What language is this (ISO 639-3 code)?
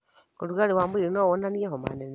kik